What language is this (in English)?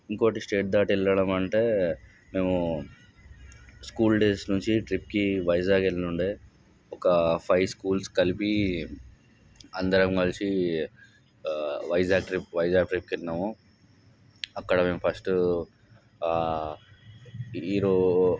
Telugu